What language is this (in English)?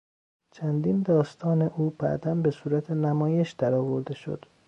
Persian